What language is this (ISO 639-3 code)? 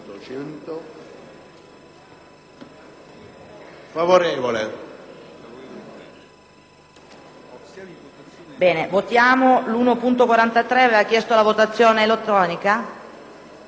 ita